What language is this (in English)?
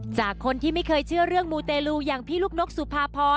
Thai